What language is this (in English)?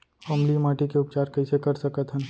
Chhattisgarhi